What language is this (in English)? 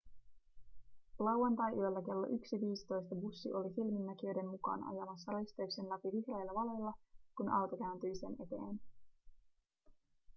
Finnish